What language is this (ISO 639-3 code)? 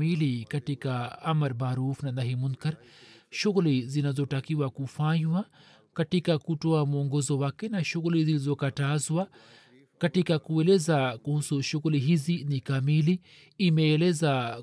swa